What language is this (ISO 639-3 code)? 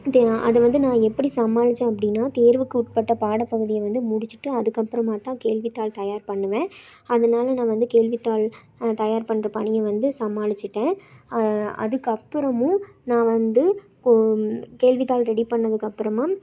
tam